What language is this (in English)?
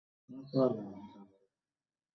Bangla